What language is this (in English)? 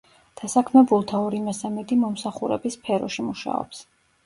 Georgian